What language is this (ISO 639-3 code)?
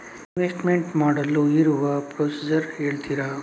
kan